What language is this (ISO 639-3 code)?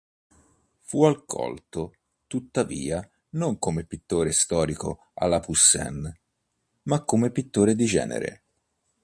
ita